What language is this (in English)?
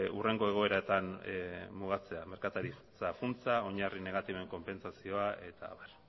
Basque